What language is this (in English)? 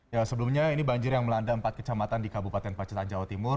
Indonesian